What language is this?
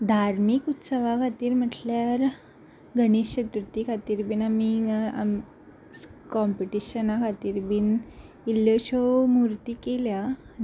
Konkani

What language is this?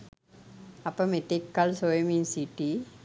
Sinhala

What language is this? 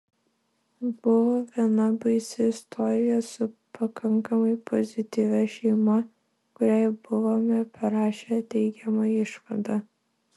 Lithuanian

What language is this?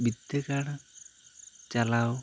Santali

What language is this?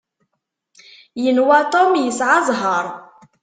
Kabyle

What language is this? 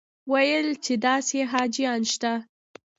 Pashto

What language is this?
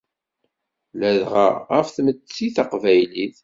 Kabyle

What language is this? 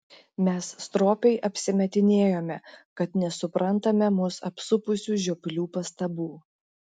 Lithuanian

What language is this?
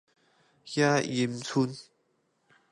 Min Nan Chinese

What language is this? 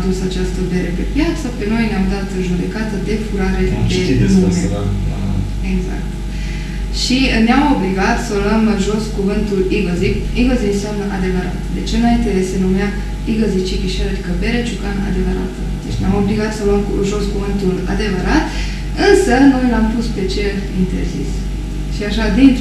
Romanian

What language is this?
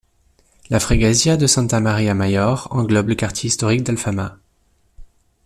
French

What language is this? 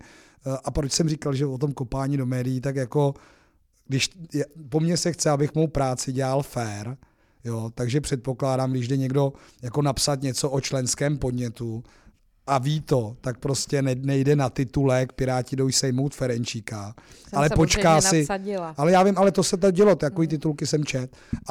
Czech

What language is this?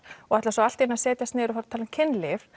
Icelandic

